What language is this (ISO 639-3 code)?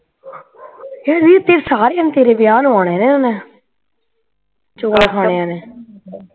pan